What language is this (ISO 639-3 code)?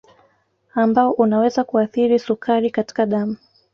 swa